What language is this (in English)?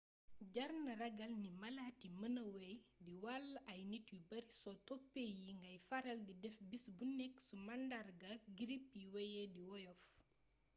Wolof